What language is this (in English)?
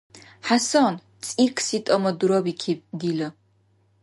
Dargwa